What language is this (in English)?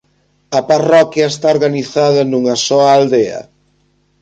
Galician